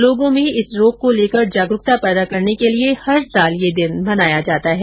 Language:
Hindi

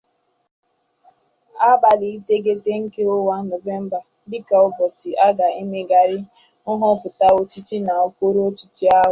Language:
Igbo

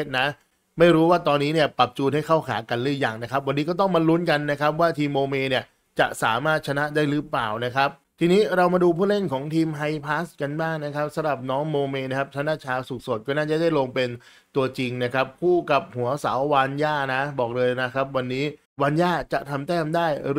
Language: Thai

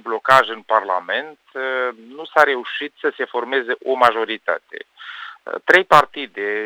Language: Romanian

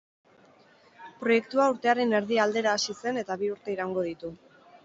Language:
Basque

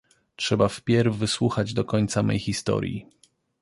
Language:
Polish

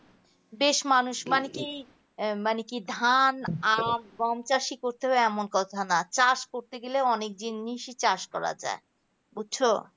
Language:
Bangla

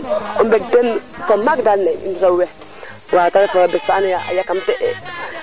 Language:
Serer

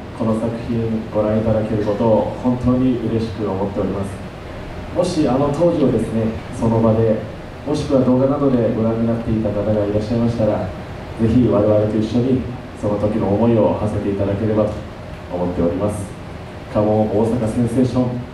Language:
Japanese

